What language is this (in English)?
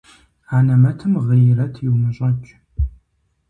Kabardian